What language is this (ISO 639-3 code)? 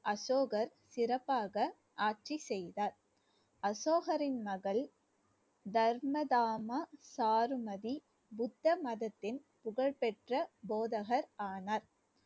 tam